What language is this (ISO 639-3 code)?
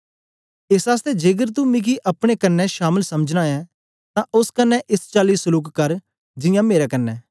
doi